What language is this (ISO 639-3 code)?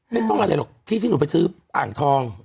tha